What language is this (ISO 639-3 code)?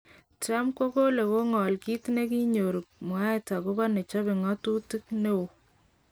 kln